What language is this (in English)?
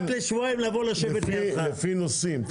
Hebrew